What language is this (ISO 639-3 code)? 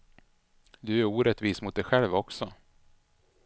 swe